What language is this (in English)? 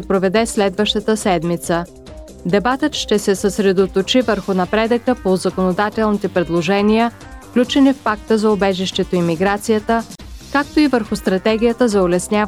Bulgarian